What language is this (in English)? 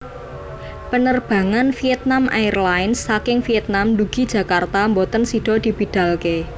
Javanese